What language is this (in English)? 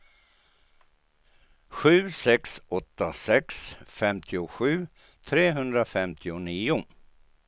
Swedish